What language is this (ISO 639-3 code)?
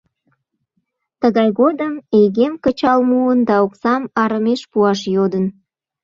chm